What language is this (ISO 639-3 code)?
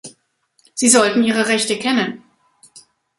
deu